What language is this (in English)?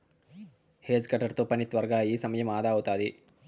Telugu